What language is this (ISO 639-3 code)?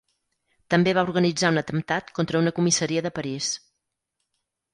cat